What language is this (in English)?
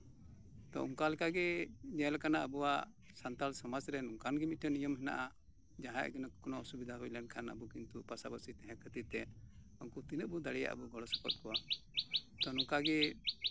Santali